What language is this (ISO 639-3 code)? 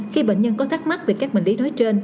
vie